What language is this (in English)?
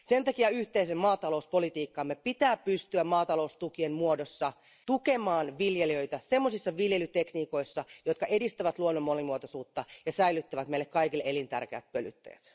Finnish